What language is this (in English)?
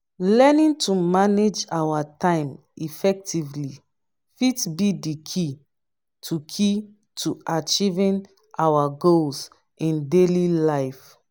Nigerian Pidgin